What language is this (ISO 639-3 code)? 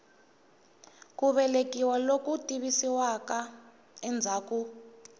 tso